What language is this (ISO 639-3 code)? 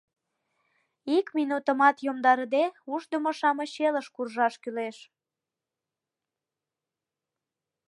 chm